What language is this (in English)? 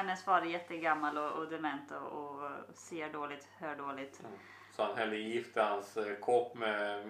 Swedish